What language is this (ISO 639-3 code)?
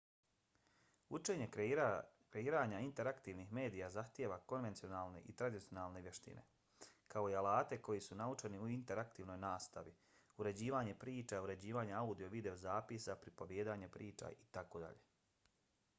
bos